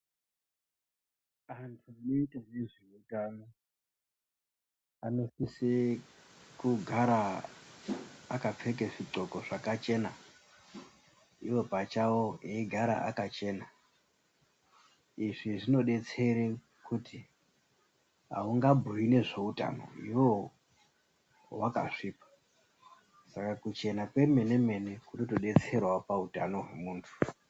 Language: Ndau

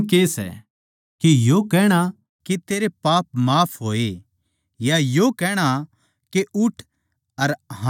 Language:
Haryanvi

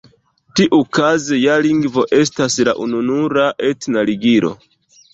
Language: Esperanto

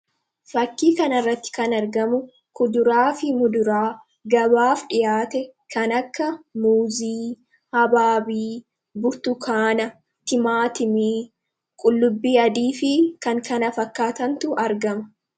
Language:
Oromo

